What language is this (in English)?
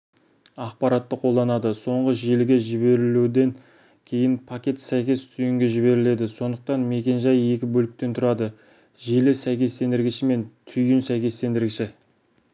Kazakh